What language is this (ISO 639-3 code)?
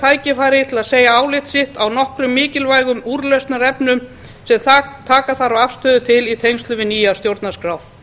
isl